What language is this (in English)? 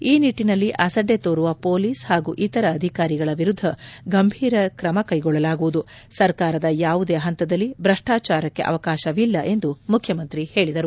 Kannada